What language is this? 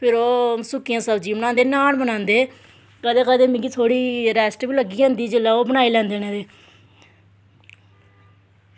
Dogri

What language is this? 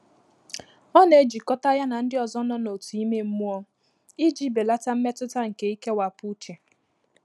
Igbo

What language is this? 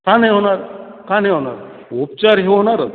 Marathi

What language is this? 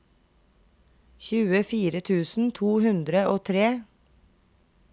Norwegian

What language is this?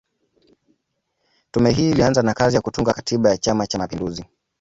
Swahili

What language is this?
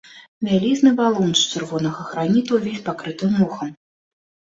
Belarusian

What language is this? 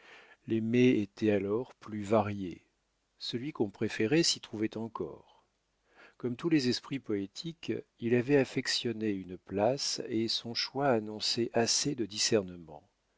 French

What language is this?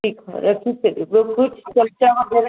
Sindhi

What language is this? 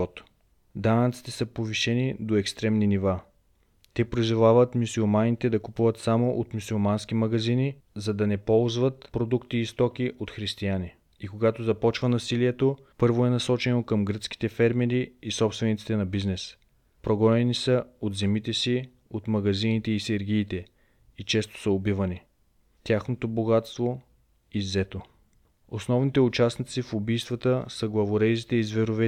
Bulgarian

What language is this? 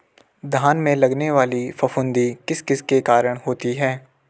Hindi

